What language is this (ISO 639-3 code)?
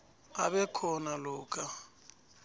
nbl